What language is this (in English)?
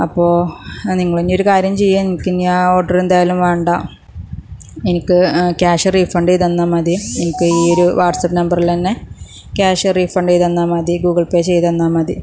Malayalam